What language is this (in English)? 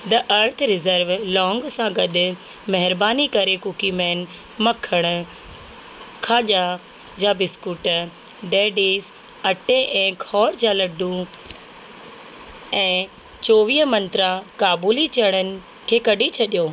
Sindhi